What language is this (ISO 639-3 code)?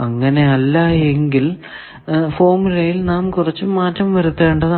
mal